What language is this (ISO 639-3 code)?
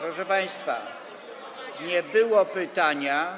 pol